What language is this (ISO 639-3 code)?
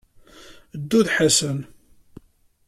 kab